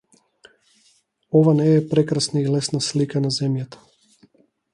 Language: Macedonian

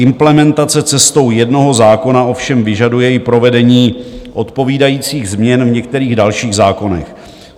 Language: Czech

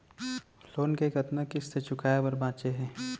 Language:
Chhattisgarhi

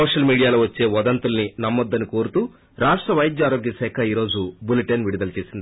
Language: Telugu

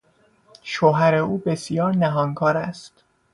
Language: Persian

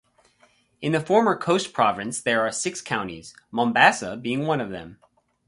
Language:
English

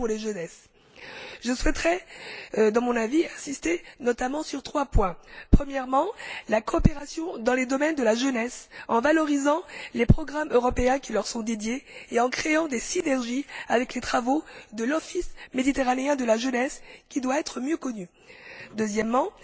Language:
French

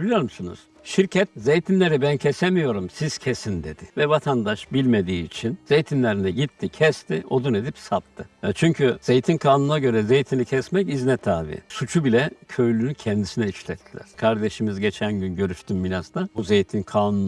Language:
Turkish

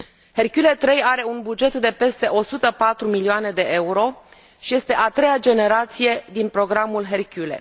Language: Romanian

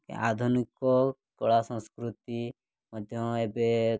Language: Odia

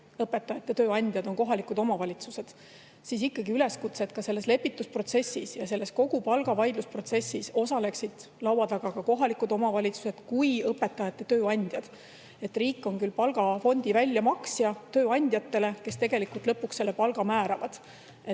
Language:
Estonian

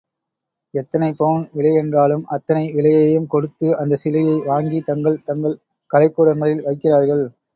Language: Tamil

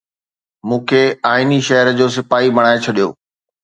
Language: Sindhi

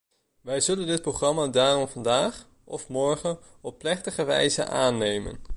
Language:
Dutch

